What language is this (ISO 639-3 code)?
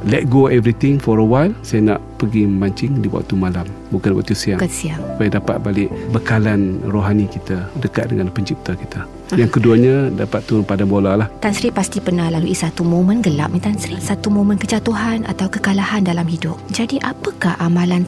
msa